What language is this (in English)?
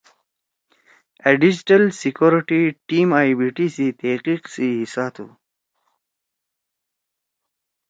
Torwali